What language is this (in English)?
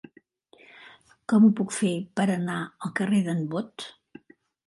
Catalan